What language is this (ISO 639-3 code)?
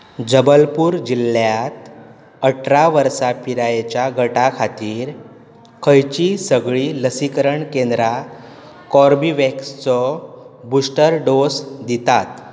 kok